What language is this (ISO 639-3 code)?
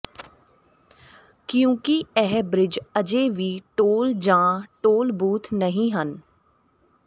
pan